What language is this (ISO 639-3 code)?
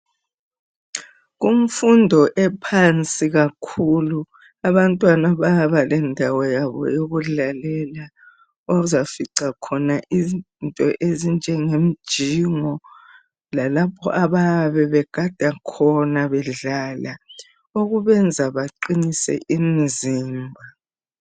nde